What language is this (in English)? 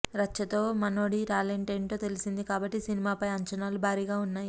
Telugu